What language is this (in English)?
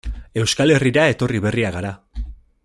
Basque